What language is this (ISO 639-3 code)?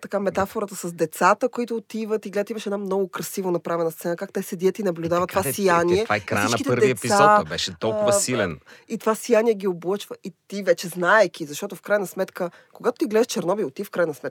bul